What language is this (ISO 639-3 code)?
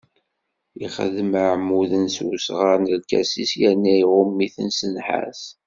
kab